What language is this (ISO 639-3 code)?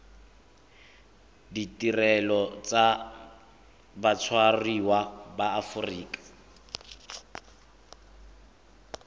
tsn